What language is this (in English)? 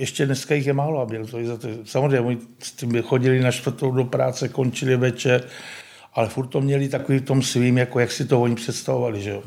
Czech